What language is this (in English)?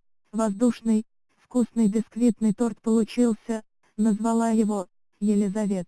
Russian